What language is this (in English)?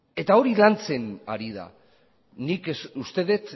Basque